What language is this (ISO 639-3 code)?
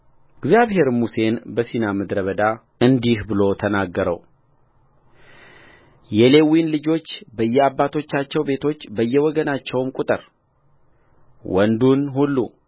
amh